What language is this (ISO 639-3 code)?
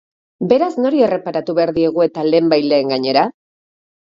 eus